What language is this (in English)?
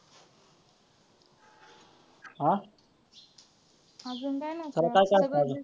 Marathi